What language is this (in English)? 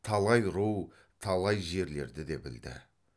Kazakh